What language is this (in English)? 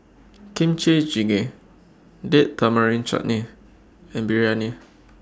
English